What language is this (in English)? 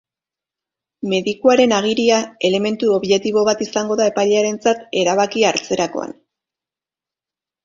Basque